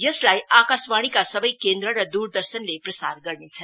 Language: Nepali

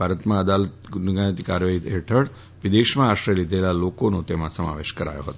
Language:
Gujarati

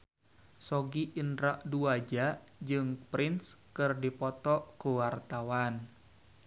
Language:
Sundanese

